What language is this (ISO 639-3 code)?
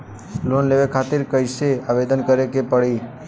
bho